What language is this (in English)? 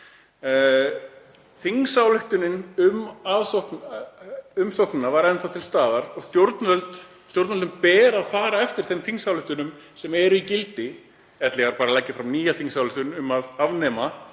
Icelandic